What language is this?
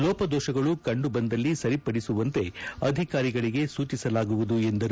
Kannada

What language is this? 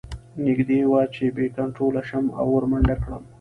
Pashto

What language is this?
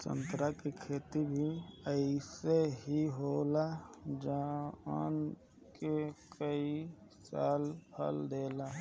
Bhojpuri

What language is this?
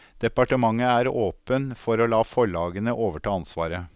Norwegian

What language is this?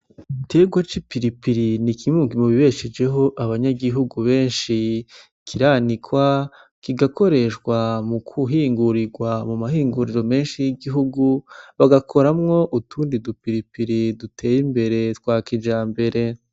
Rundi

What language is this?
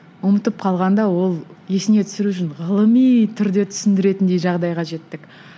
Kazakh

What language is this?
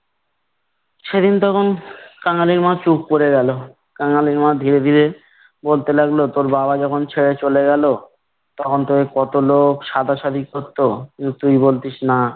Bangla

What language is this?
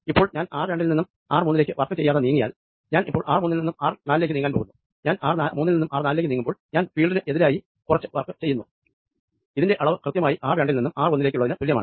Malayalam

